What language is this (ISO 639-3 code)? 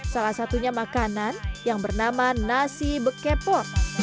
ind